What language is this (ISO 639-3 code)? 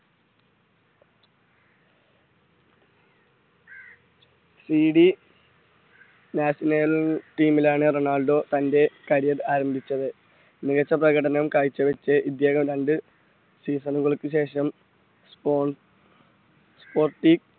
mal